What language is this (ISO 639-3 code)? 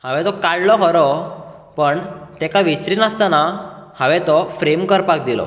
kok